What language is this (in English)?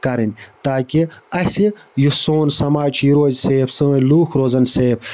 Kashmiri